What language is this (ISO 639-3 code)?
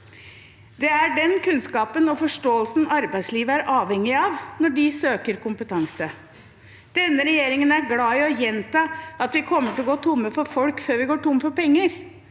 nor